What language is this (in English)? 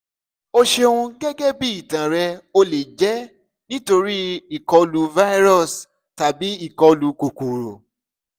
Yoruba